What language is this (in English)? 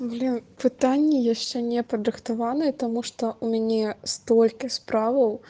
Russian